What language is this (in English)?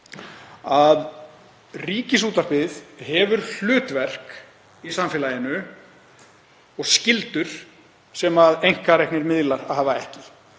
Icelandic